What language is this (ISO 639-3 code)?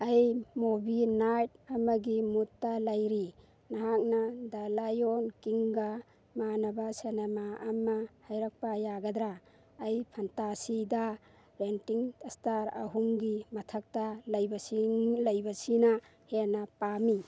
mni